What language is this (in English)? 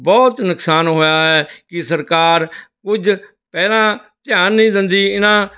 Punjabi